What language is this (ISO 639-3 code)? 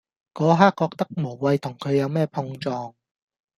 yue